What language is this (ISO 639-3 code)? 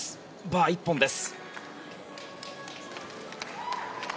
jpn